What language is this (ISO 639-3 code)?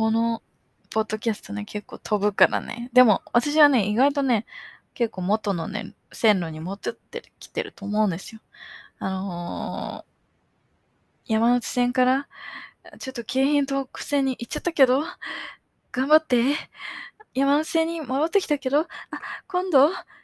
jpn